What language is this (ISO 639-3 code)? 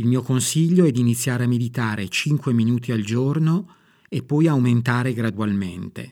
ita